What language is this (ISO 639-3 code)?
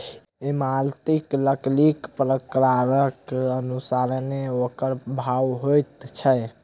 mai